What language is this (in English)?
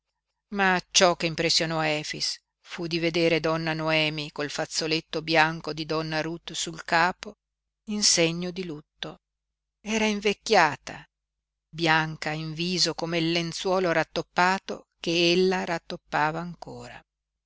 Italian